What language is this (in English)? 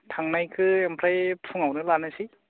Bodo